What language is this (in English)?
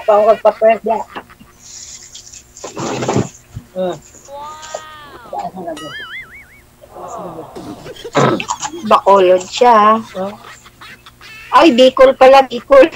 Filipino